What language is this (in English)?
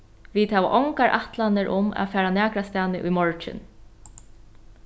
Faroese